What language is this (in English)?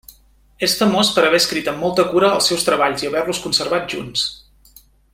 Catalan